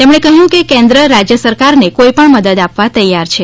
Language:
Gujarati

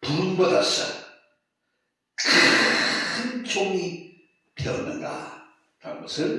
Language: Korean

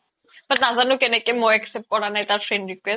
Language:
Assamese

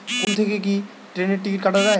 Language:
Bangla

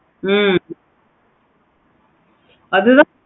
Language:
Tamil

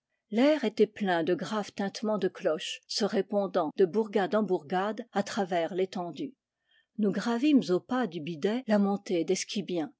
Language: French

